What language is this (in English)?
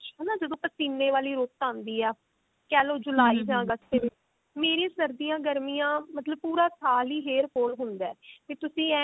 Punjabi